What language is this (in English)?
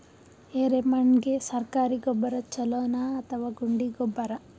Kannada